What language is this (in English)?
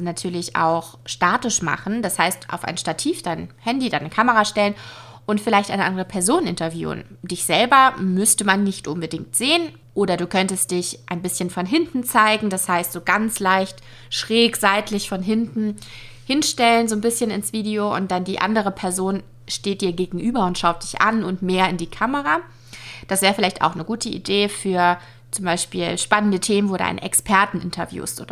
German